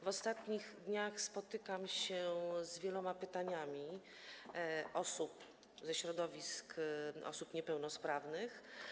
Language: Polish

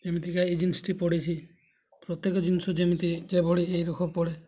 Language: Odia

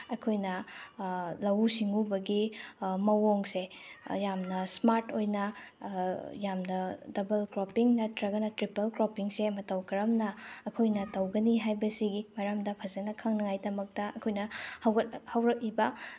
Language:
Manipuri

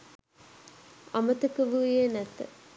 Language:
Sinhala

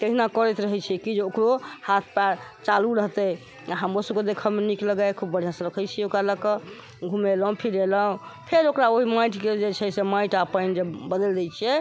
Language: Maithili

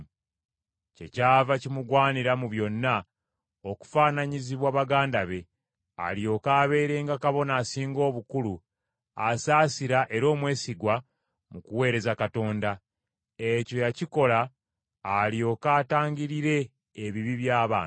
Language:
Ganda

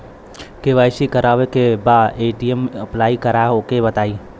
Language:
Bhojpuri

